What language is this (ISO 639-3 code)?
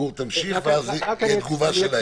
heb